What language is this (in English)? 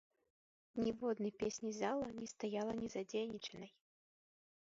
Belarusian